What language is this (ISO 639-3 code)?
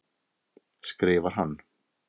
isl